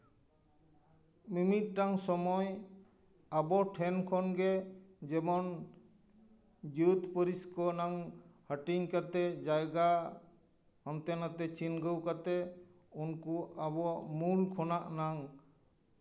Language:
Santali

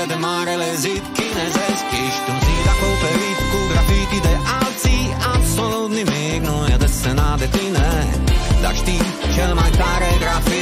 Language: Romanian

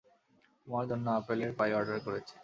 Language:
Bangla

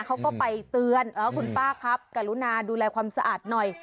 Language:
Thai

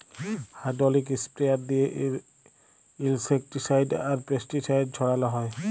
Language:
Bangla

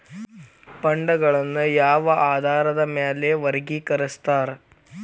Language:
Kannada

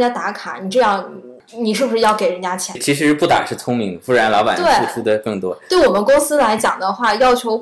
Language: Chinese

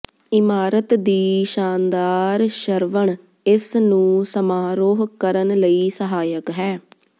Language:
Punjabi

